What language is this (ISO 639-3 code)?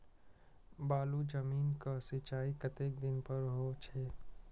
mai